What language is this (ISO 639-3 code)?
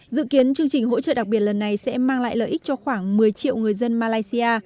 vie